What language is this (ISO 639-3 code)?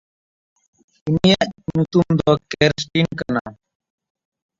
sat